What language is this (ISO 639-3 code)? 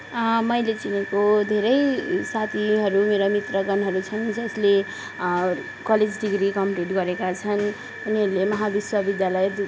nep